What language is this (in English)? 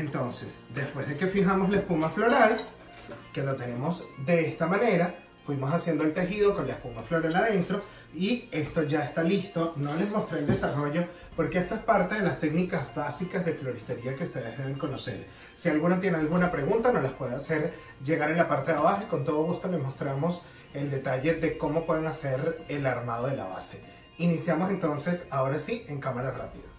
Spanish